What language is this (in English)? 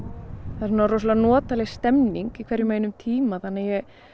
Icelandic